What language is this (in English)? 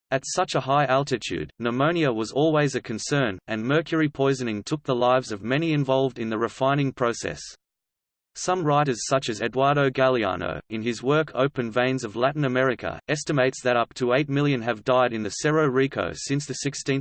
English